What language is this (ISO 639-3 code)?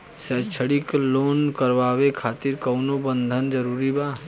bho